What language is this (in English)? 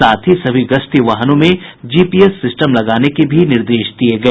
Hindi